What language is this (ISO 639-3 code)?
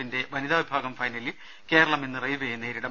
mal